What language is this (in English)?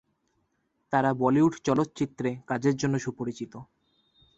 Bangla